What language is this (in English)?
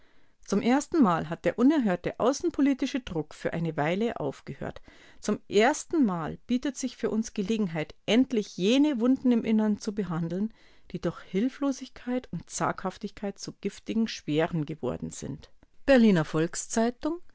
German